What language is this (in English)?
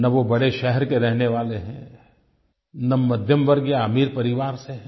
Hindi